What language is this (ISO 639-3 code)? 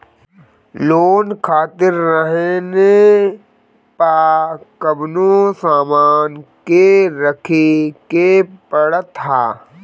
bho